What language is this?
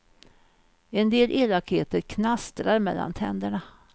Swedish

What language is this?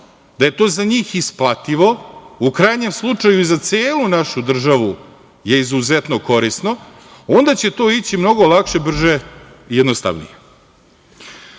Serbian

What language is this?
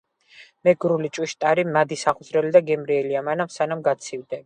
Georgian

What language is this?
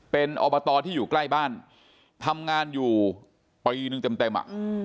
Thai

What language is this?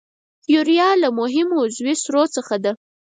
Pashto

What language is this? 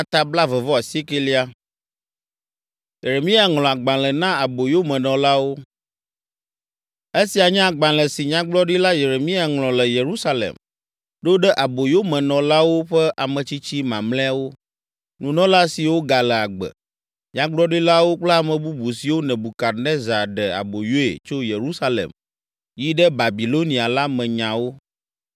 Ewe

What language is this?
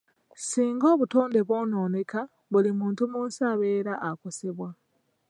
Ganda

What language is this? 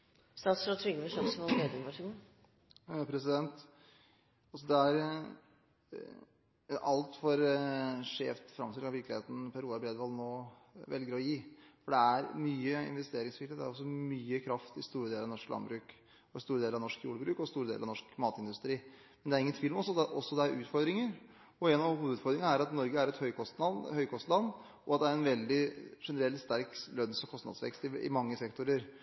Norwegian Bokmål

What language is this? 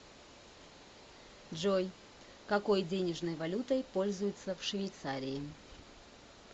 Russian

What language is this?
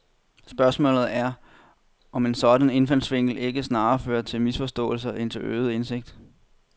Danish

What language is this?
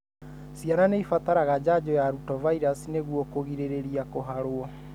Kikuyu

